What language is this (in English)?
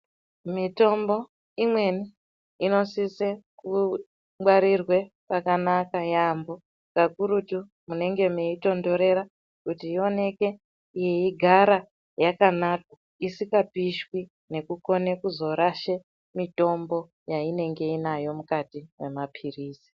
Ndau